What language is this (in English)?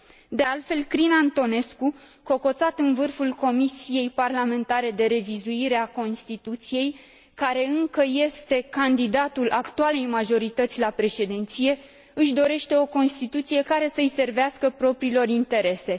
Romanian